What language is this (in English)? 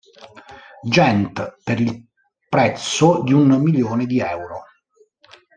Italian